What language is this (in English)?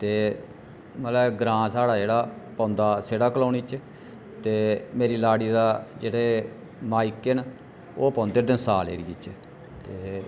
Dogri